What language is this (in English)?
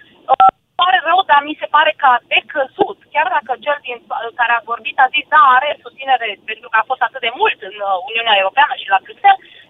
Romanian